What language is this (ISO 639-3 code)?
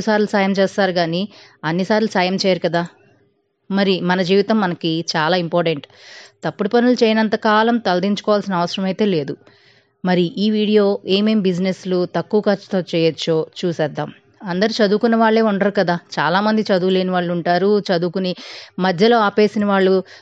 tel